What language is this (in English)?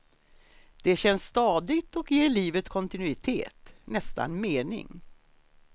Swedish